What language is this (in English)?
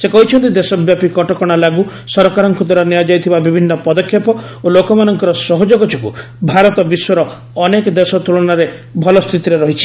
Odia